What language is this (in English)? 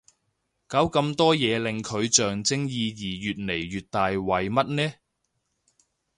Cantonese